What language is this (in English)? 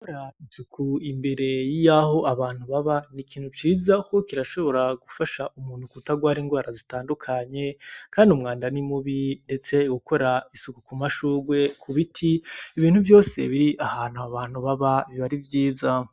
Rundi